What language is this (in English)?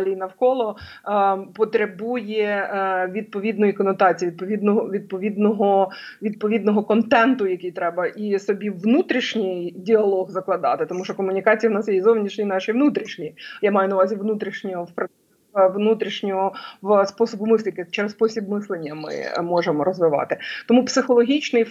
Ukrainian